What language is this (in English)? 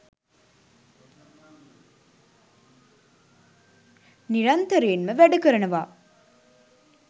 Sinhala